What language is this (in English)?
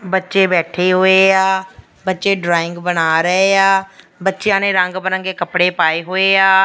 Punjabi